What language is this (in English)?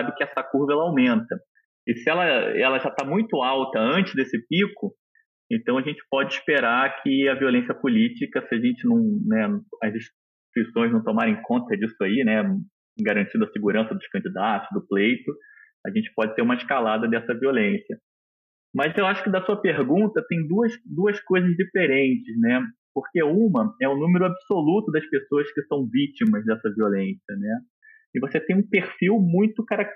Portuguese